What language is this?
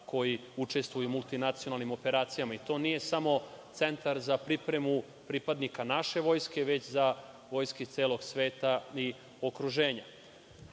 Serbian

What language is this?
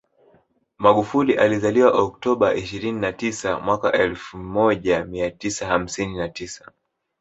Swahili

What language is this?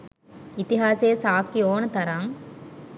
Sinhala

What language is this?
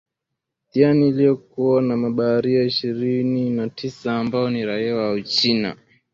Swahili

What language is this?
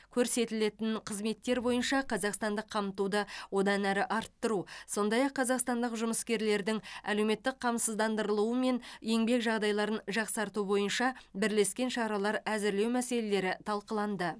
Kazakh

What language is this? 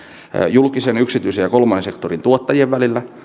Finnish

